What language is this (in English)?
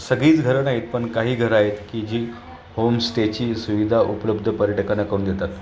Marathi